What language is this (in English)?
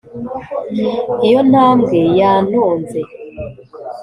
Kinyarwanda